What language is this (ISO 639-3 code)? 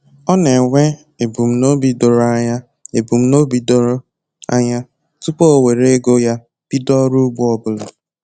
ibo